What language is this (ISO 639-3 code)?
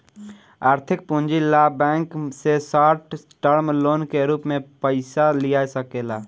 bho